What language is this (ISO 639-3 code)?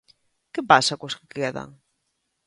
glg